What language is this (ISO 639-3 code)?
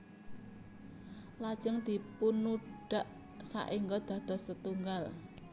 jav